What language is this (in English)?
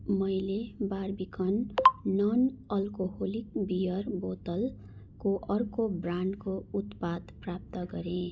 Nepali